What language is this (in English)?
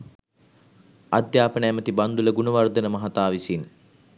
Sinhala